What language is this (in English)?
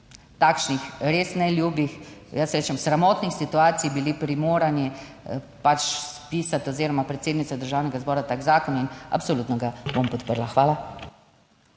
Slovenian